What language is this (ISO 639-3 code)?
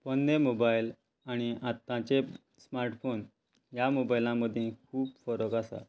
kok